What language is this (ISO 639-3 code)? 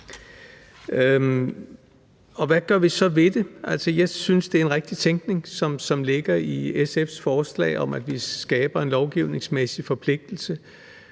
dan